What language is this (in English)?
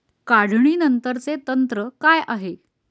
Marathi